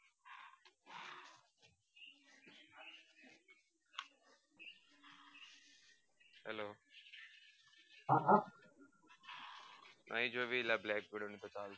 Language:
Gujarati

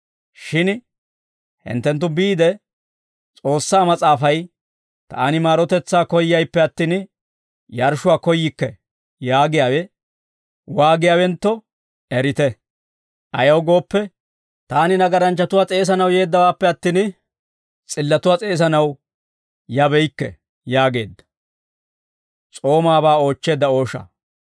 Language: Dawro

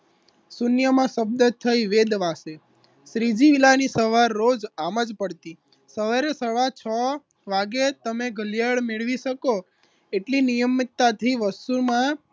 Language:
Gujarati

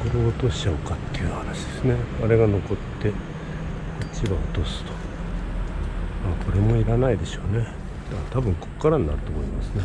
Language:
Japanese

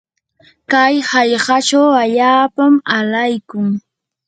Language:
Yanahuanca Pasco Quechua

